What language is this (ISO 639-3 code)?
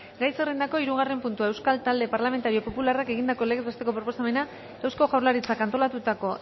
eus